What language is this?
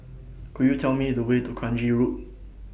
English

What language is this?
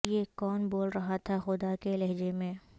Urdu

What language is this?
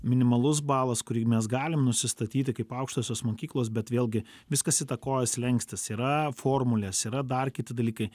Lithuanian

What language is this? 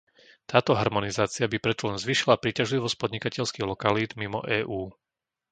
Slovak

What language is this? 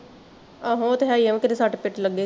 Punjabi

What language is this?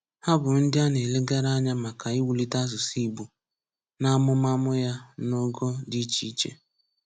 Igbo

